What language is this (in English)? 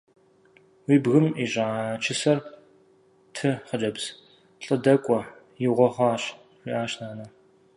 Kabardian